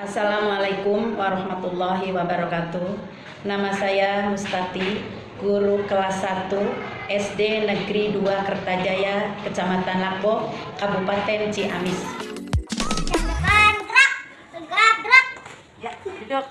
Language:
Indonesian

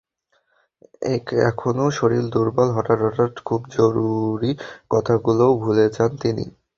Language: Bangla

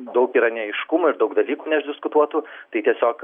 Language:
Lithuanian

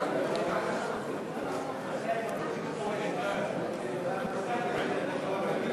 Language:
Hebrew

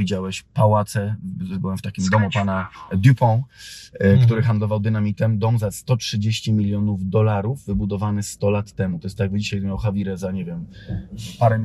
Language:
Polish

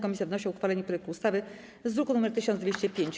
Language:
Polish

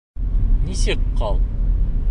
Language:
Bashkir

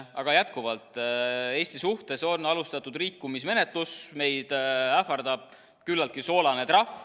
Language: Estonian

